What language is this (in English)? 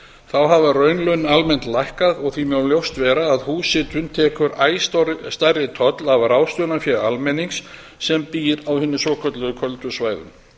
Icelandic